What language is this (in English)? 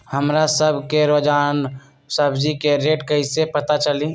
Magahi